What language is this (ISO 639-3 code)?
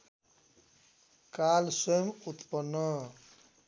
nep